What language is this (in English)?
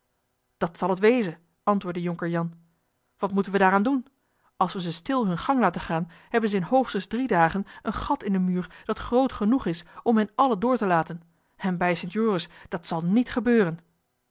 Dutch